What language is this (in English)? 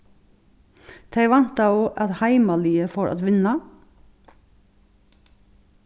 Faroese